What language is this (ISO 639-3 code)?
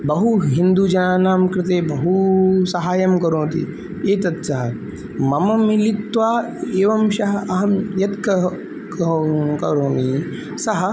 san